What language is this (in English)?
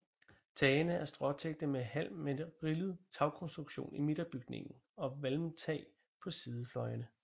Danish